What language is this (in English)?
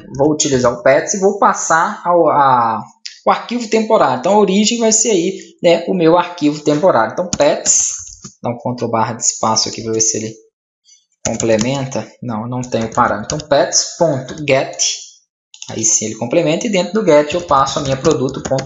Portuguese